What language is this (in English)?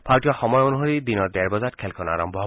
Assamese